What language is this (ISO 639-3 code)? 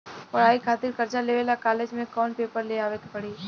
bho